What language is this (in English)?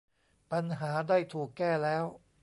Thai